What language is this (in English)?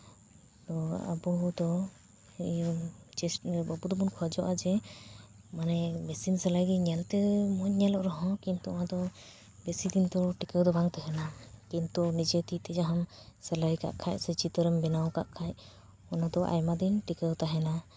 Santali